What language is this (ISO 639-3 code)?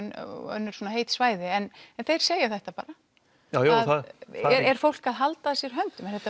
isl